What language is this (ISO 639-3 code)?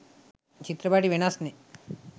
sin